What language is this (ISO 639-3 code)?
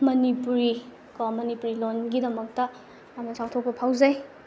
mni